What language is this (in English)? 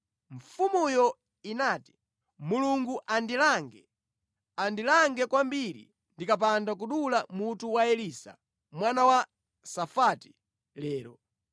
Nyanja